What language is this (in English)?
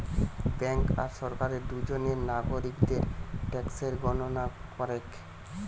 Bangla